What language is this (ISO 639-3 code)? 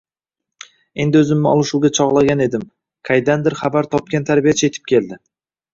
uzb